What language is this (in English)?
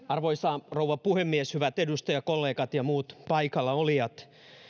Finnish